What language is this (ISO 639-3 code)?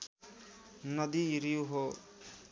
nep